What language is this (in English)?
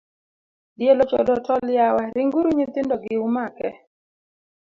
Luo (Kenya and Tanzania)